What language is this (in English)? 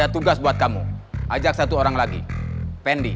Indonesian